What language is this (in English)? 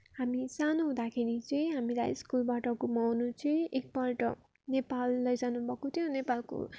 Nepali